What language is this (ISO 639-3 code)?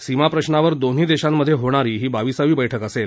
mar